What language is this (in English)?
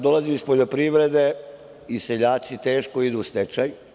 Serbian